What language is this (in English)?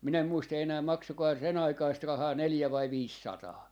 Finnish